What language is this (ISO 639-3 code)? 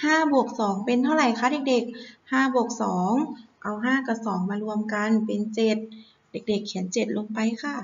tha